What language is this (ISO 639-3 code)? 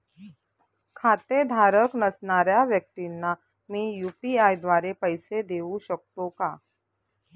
mar